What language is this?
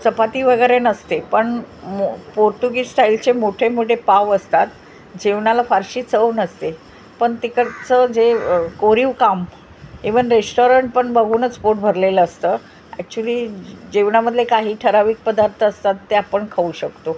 Marathi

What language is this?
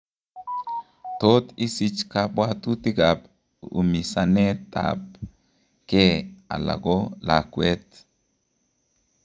Kalenjin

